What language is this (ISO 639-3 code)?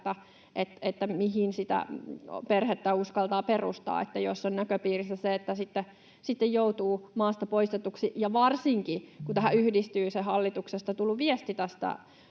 fin